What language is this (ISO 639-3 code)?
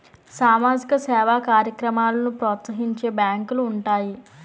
tel